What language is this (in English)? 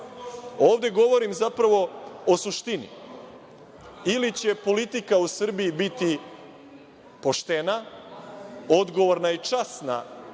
Serbian